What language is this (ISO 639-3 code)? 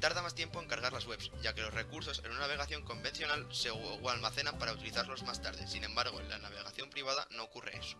spa